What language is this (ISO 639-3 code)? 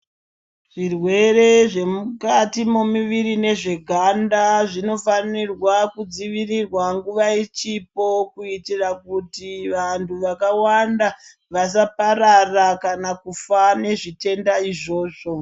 ndc